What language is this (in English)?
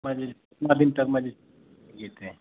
Maithili